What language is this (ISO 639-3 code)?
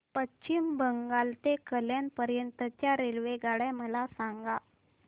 mar